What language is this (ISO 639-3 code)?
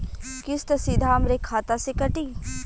bho